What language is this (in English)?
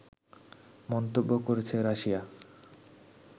Bangla